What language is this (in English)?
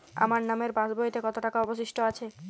Bangla